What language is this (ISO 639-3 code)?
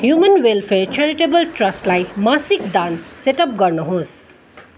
nep